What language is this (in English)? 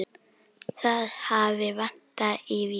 Icelandic